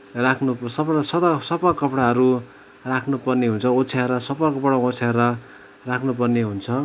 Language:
Nepali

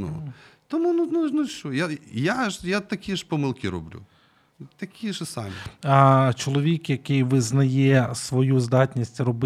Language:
Ukrainian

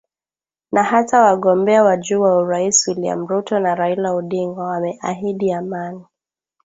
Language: Swahili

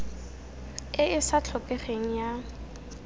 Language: Tswana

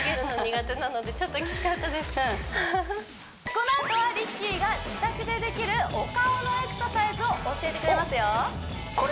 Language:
Japanese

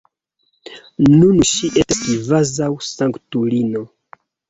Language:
Esperanto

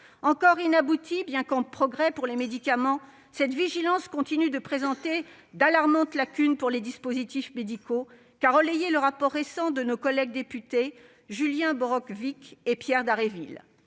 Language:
French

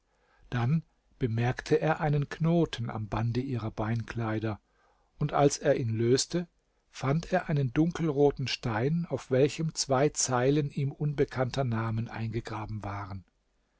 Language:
German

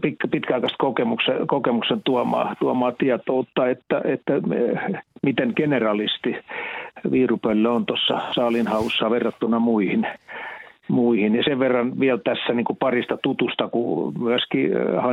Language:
Finnish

